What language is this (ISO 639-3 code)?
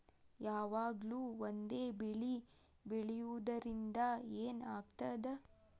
kan